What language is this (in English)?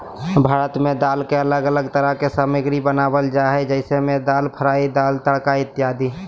Magahi